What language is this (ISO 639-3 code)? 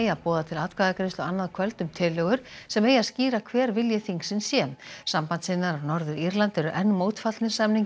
isl